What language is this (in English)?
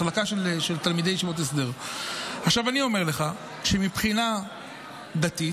Hebrew